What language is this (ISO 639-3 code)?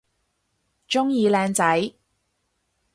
yue